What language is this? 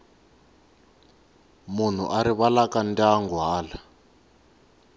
Tsonga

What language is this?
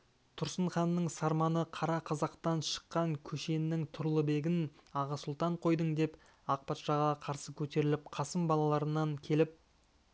Kazakh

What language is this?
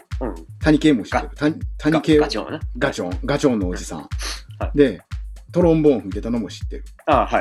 Japanese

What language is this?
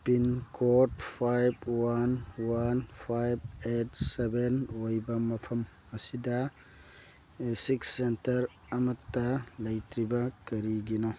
Manipuri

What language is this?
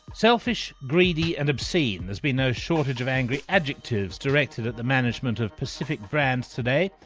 English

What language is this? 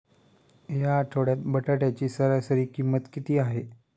Marathi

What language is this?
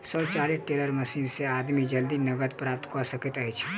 Maithili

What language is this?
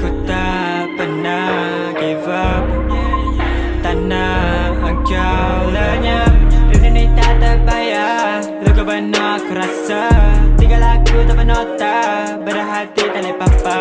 Indonesian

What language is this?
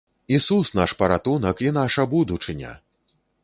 Belarusian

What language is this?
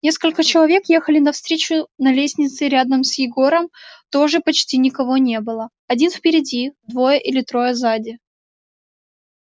Russian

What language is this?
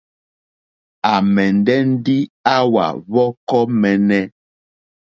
Mokpwe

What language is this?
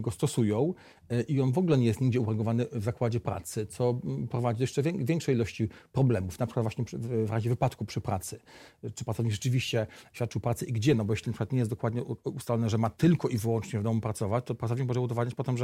Polish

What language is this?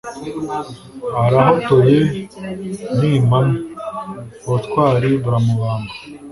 Kinyarwanda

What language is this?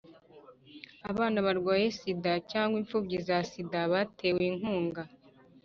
Kinyarwanda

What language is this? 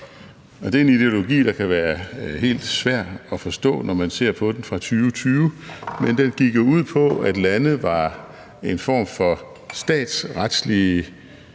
Danish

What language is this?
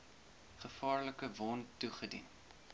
Afrikaans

